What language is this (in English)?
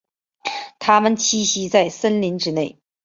Chinese